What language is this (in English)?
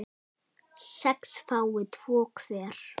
Icelandic